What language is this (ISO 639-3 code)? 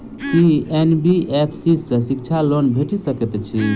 mai